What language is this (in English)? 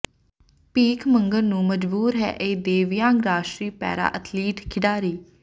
Punjabi